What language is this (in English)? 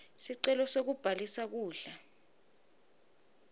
Swati